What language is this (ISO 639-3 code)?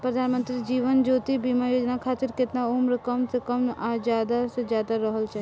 bho